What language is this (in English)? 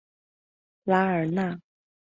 Chinese